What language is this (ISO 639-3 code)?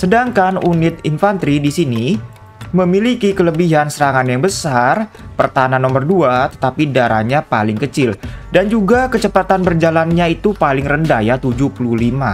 ind